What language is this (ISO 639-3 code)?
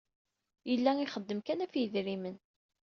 kab